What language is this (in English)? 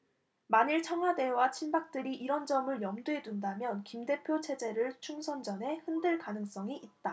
Korean